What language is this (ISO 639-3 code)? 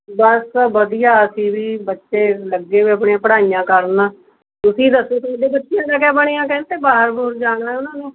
pan